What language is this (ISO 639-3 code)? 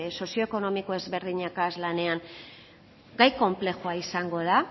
eus